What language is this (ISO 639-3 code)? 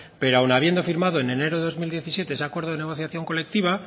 spa